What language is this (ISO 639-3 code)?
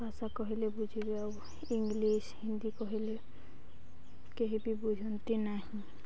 ori